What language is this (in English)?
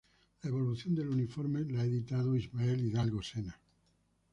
Spanish